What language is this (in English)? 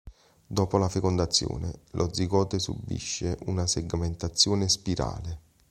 Italian